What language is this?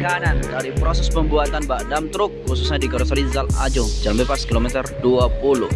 Indonesian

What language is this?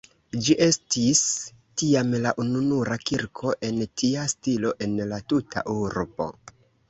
Esperanto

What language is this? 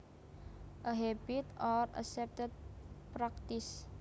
Javanese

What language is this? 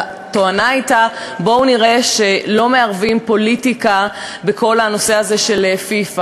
Hebrew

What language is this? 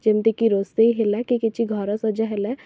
Odia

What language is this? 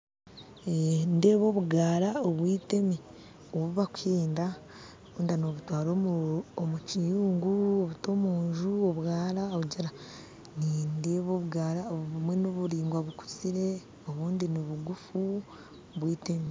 Nyankole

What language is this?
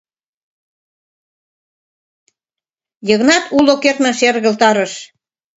Mari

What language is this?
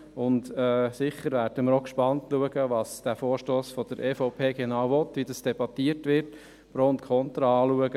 Swiss German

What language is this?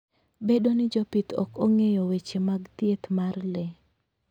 Luo (Kenya and Tanzania)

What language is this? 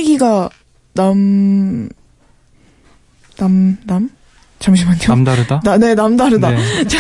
Korean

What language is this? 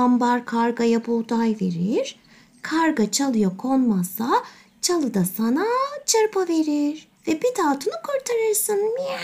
Turkish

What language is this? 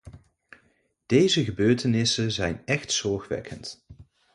Dutch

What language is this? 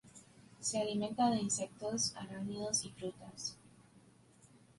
Spanish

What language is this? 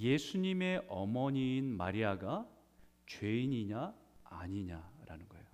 Korean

